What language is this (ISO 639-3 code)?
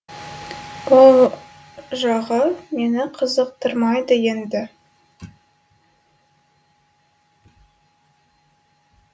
kaz